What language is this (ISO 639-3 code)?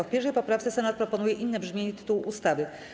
pol